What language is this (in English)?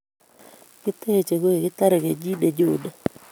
Kalenjin